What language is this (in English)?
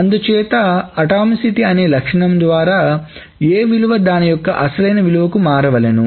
Telugu